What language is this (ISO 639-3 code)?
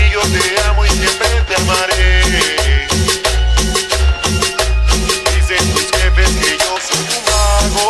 nld